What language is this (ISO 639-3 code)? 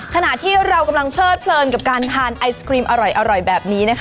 tha